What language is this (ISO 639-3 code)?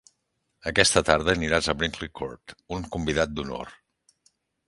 cat